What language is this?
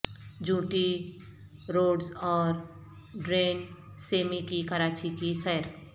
Urdu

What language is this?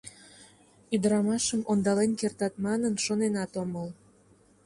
Mari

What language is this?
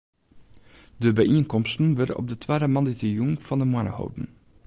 Western Frisian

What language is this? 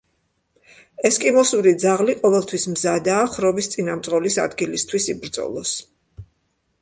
Georgian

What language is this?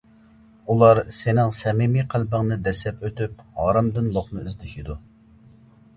Uyghur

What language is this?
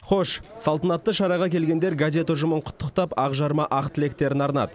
Kazakh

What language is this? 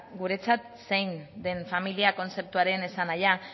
Basque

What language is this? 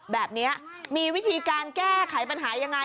Thai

